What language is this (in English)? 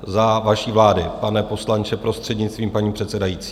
Czech